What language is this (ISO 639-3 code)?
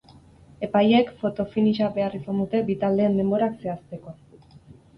eus